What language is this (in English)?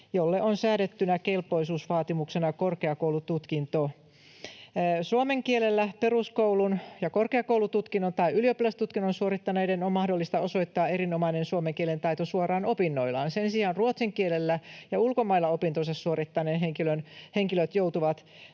Finnish